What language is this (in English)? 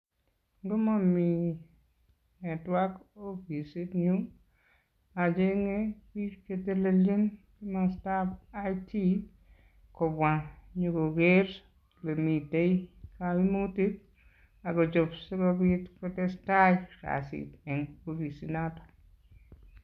Kalenjin